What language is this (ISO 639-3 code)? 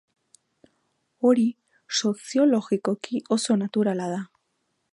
eus